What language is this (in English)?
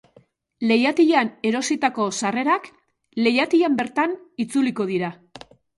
Basque